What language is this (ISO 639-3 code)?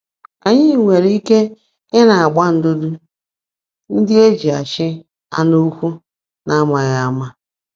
ibo